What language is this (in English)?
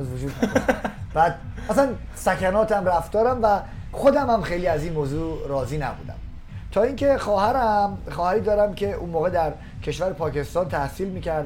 Persian